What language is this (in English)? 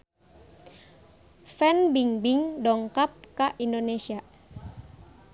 Sundanese